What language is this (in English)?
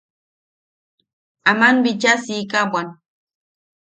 Yaqui